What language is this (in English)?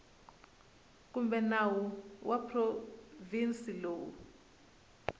Tsonga